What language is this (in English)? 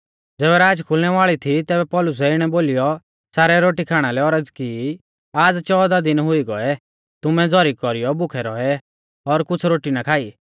Mahasu Pahari